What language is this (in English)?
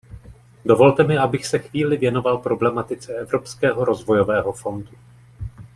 Czech